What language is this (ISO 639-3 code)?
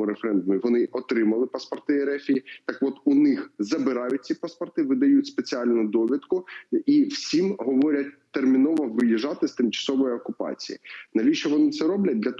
ukr